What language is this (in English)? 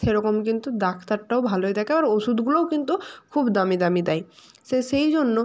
Bangla